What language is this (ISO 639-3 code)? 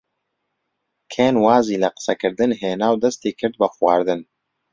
ckb